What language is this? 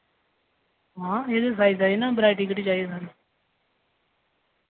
Dogri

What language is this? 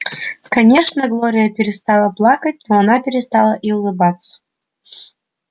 Russian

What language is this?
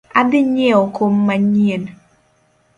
Luo (Kenya and Tanzania)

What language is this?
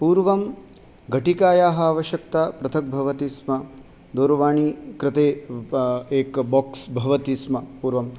Sanskrit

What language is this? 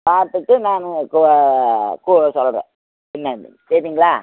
Tamil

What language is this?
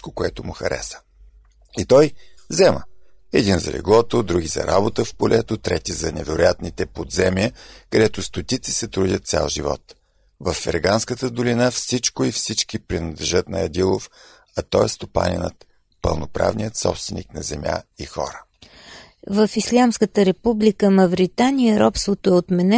Bulgarian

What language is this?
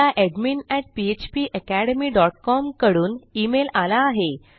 Marathi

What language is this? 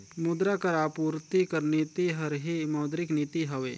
Chhattisgarhi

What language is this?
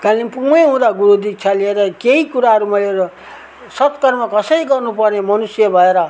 Nepali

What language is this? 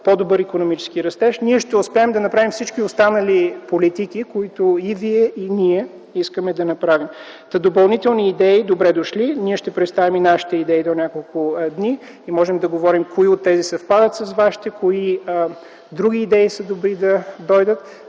Bulgarian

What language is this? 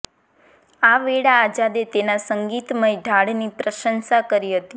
Gujarati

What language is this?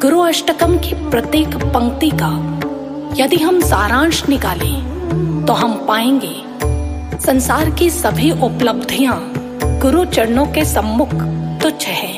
Hindi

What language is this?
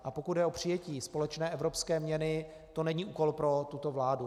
Czech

